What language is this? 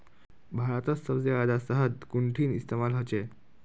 Magahi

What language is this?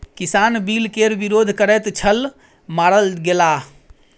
Maithili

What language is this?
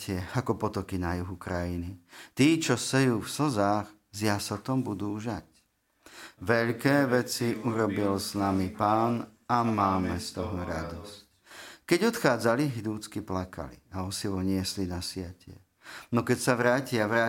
Slovak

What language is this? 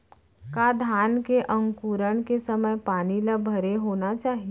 Chhattisgarhi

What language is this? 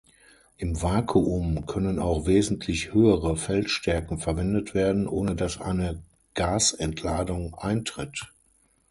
German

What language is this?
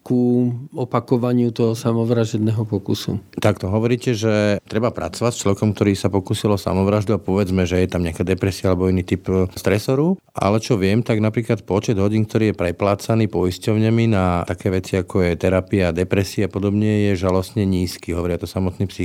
Slovak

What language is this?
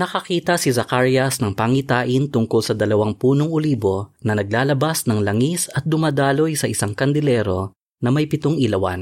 Filipino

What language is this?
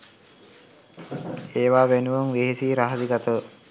Sinhala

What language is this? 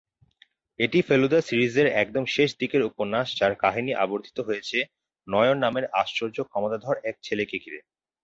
Bangla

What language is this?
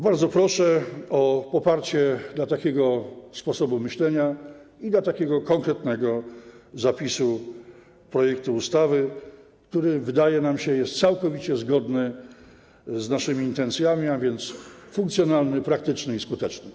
Polish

